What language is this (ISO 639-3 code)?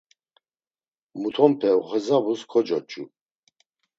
lzz